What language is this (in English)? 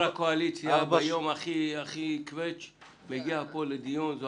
Hebrew